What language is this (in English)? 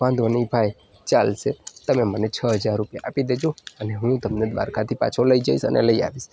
Gujarati